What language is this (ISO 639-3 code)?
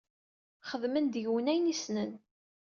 kab